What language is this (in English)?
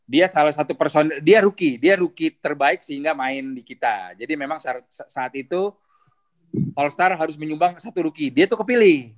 Indonesian